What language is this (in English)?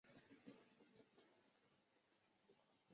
Chinese